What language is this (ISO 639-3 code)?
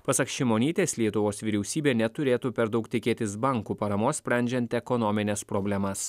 lit